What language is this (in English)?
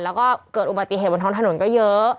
Thai